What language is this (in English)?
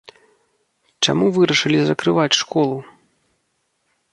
Belarusian